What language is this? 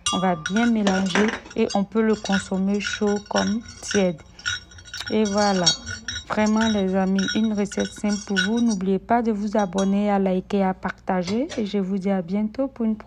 French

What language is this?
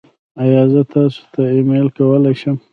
Pashto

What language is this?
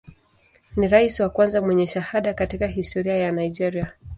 Swahili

